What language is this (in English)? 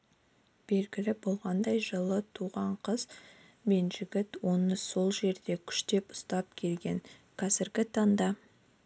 Kazakh